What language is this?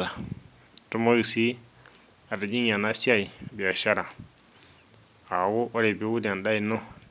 Masai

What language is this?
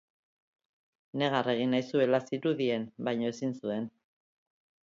Basque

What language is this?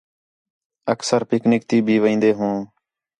Khetrani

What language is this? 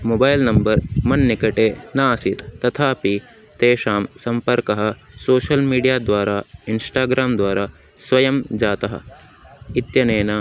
Sanskrit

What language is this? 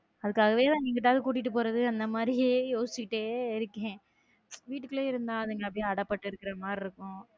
Tamil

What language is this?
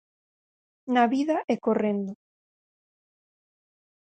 Galician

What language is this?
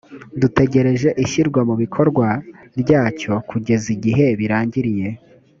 Kinyarwanda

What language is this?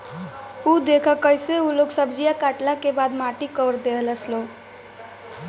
Bhojpuri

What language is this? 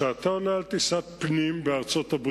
Hebrew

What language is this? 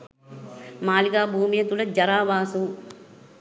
Sinhala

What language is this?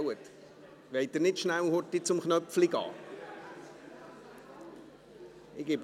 Swiss German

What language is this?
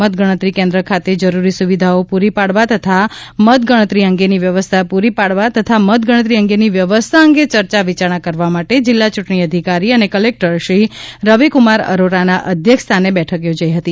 Gujarati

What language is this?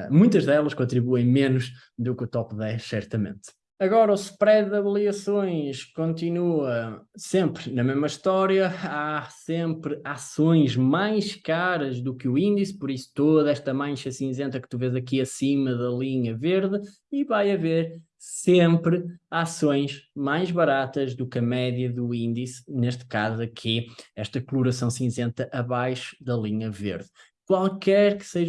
Portuguese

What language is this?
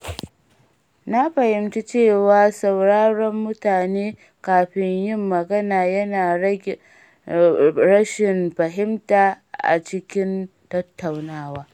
Hausa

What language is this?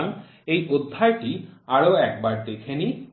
Bangla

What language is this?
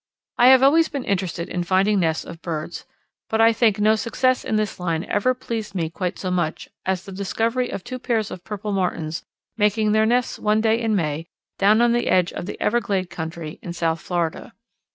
English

